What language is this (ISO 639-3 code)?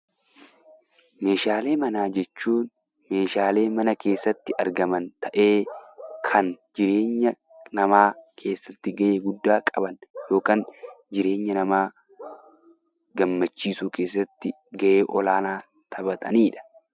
orm